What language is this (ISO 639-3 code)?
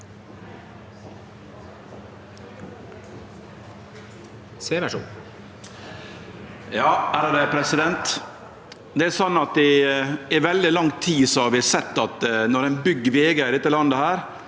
nor